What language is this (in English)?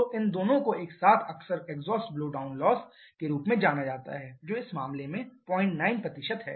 Hindi